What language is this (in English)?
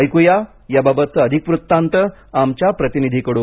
Marathi